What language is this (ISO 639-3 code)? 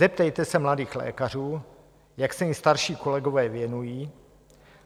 ces